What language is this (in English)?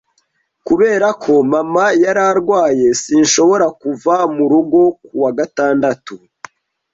Kinyarwanda